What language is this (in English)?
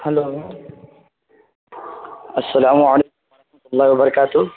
Urdu